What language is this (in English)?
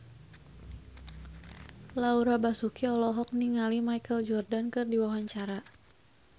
Sundanese